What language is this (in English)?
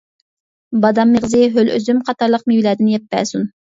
Uyghur